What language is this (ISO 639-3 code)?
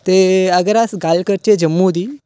doi